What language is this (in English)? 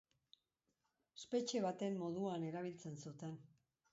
Basque